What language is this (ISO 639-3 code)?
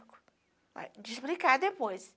por